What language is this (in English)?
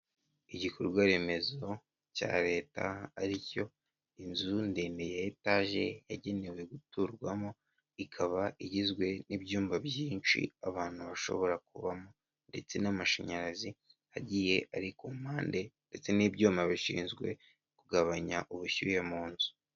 Kinyarwanda